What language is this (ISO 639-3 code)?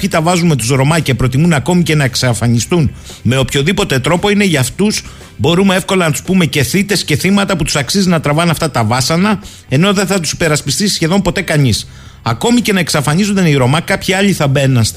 ell